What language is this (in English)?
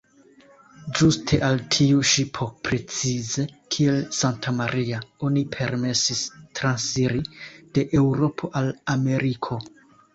Esperanto